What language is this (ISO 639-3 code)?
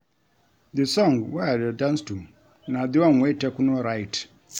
pcm